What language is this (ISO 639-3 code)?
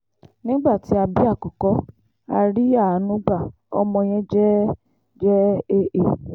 yor